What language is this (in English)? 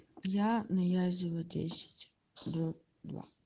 Russian